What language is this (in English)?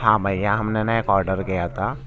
Urdu